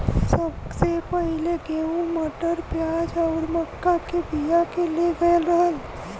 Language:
Bhojpuri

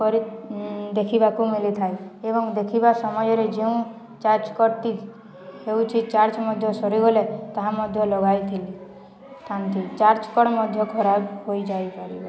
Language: Odia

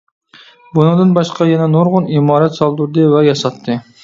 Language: Uyghur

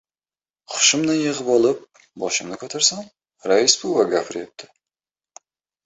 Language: Uzbek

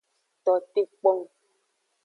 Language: Aja (Benin)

